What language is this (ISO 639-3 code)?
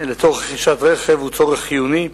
heb